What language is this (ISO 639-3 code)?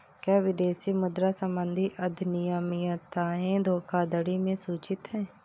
hin